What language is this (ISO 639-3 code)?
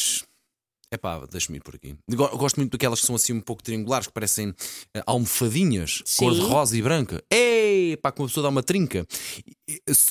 por